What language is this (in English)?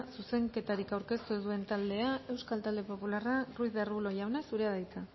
Basque